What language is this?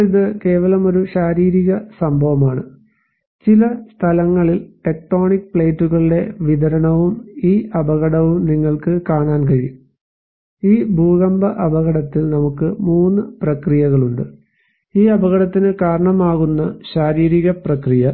Malayalam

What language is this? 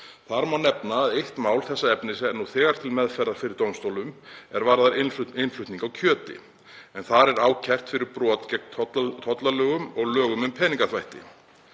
Icelandic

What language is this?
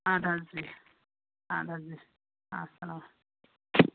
Kashmiri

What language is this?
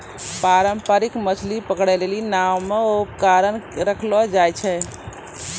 Maithili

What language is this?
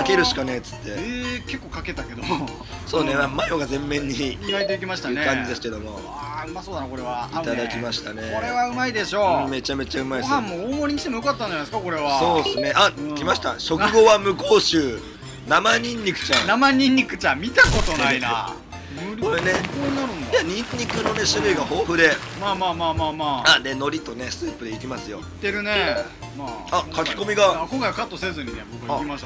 Japanese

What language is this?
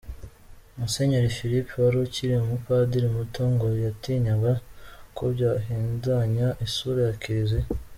Kinyarwanda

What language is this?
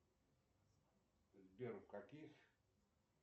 Russian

